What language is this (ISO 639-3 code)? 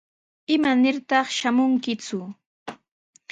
qws